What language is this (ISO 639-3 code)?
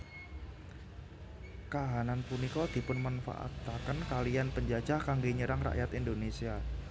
jav